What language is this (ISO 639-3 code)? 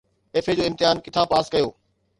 snd